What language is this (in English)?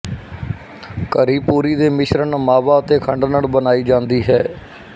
Punjabi